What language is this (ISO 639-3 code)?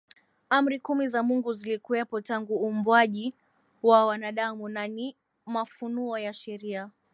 swa